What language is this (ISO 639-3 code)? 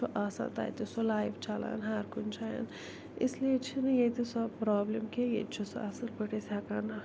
kas